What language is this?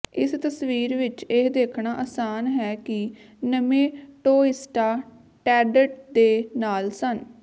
Punjabi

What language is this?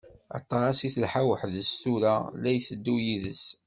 Kabyle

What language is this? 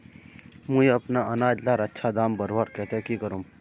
Magahi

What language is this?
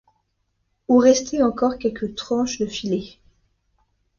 French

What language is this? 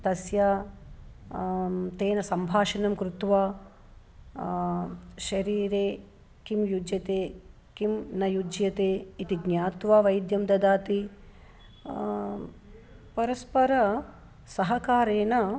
Sanskrit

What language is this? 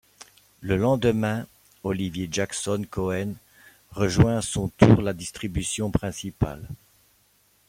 French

